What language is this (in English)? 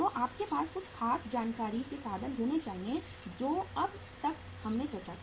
Hindi